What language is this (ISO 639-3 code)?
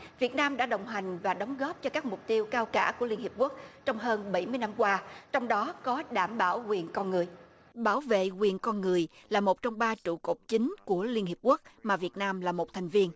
vie